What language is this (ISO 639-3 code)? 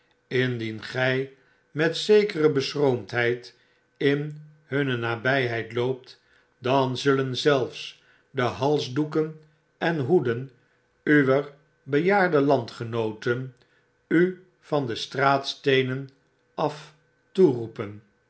nld